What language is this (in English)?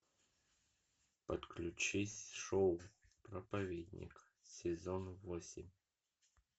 Russian